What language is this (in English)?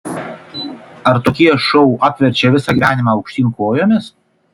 Lithuanian